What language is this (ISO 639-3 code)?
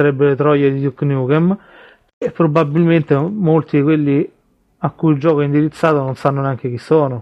ita